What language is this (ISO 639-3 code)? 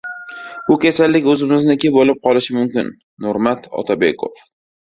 uzb